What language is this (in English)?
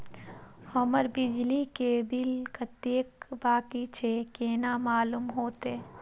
Maithili